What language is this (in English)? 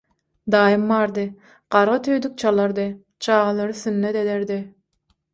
Turkmen